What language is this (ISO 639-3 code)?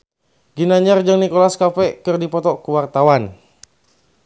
sun